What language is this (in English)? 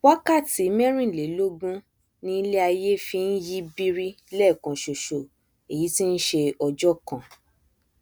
Yoruba